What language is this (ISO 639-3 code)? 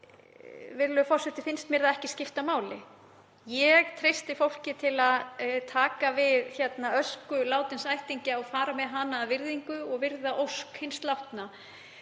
isl